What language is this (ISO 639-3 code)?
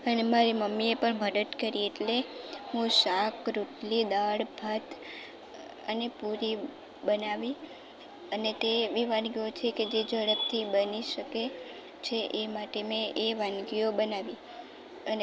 guj